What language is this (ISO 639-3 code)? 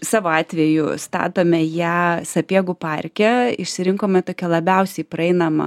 lit